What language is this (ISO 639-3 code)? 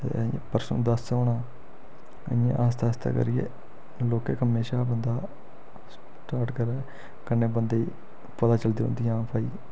doi